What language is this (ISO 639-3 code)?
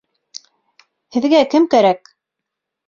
bak